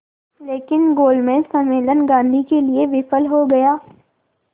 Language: Hindi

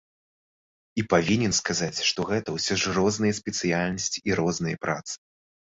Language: Belarusian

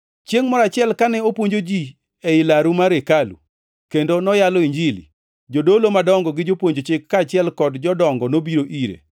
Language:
Luo (Kenya and Tanzania)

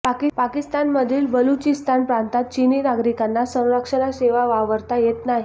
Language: Marathi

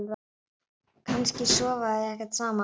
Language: Icelandic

